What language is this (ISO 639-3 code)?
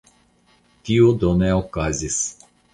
epo